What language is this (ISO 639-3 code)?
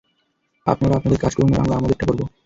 ben